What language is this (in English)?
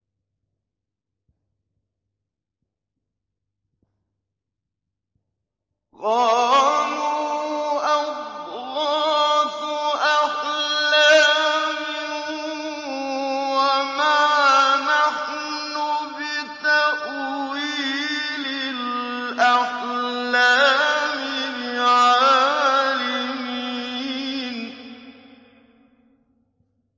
Arabic